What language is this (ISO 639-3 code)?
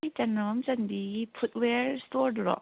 mni